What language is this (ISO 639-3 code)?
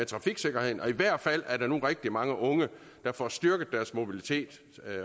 dan